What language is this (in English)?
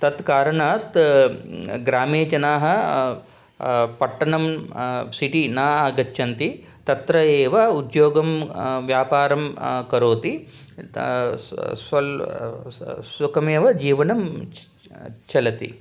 Sanskrit